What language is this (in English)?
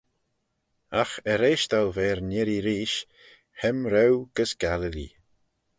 Manx